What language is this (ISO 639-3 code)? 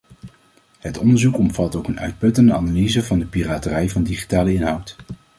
nld